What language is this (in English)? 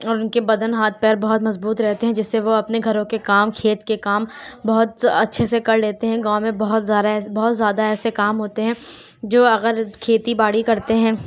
Urdu